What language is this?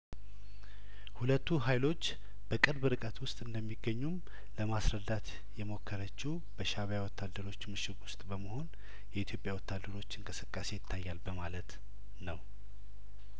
Amharic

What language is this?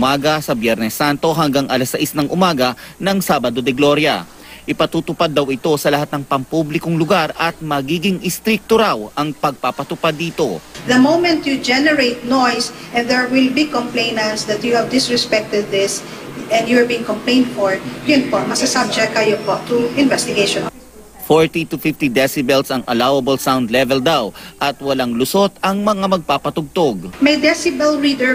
Filipino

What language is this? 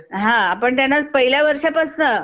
Marathi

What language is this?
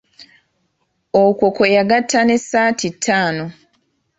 Ganda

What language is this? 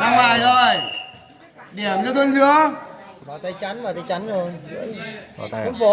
Vietnamese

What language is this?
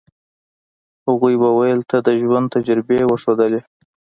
Pashto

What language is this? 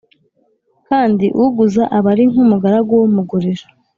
Kinyarwanda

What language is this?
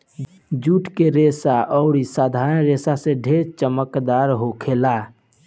Bhojpuri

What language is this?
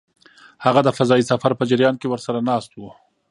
Pashto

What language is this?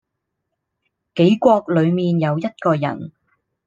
Cantonese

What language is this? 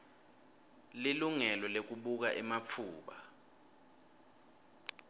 Swati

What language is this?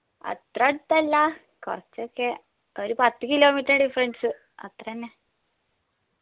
Malayalam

